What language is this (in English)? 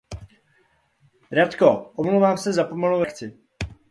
Czech